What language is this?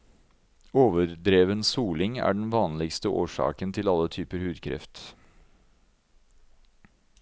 Norwegian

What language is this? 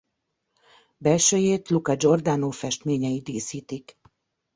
Hungarian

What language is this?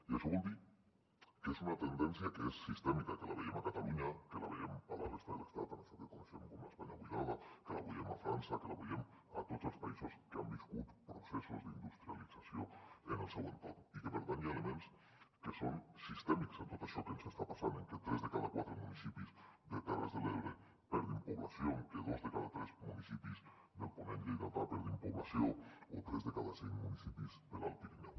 Catalan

